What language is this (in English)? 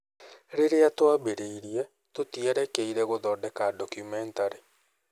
Kikuyu